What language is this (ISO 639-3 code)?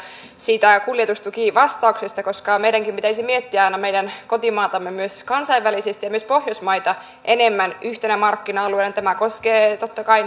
fin